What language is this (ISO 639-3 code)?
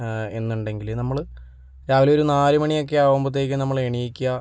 mal